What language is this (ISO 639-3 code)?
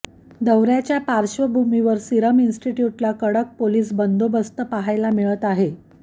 mar